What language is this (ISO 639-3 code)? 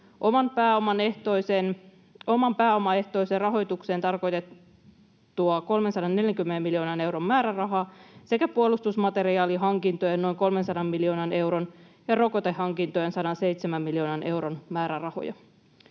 fin